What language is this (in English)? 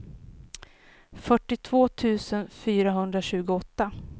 Swedish